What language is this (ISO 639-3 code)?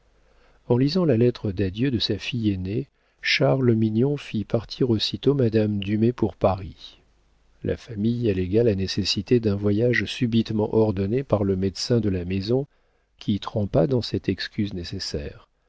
fra